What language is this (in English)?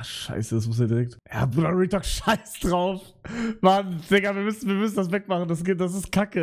German